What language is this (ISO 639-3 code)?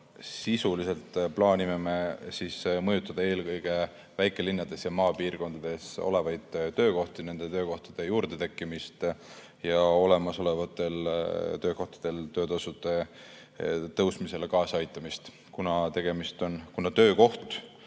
est